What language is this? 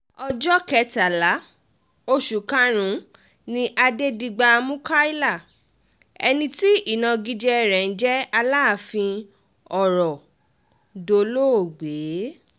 Yoruba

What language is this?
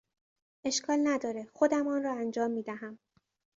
Persian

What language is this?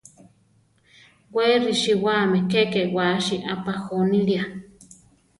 Central Tarahumara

